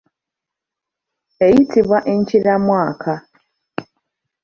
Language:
Ganda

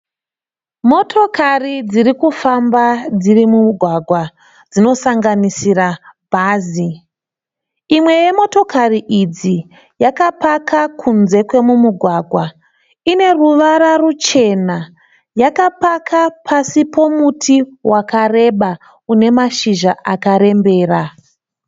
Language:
Shona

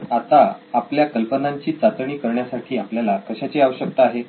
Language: Marathi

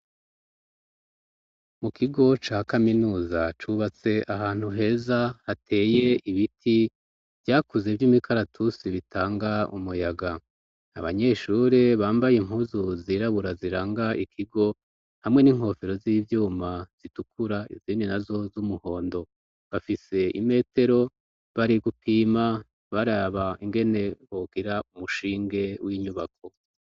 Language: Rundi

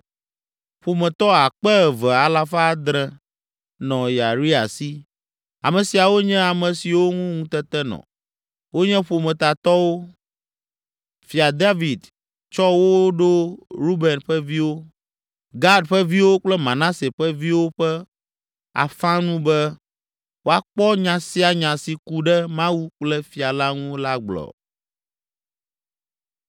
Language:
Ewe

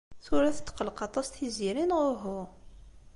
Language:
Kabyle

